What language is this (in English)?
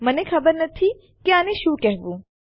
Gujarati